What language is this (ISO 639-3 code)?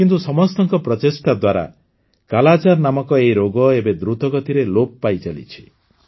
ori